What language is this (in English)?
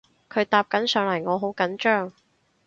Cantonese